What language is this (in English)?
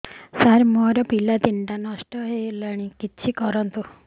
Odia